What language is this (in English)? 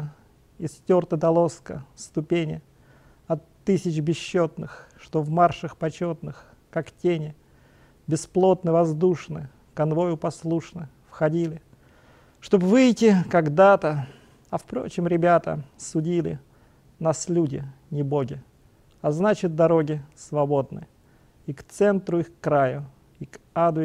Russian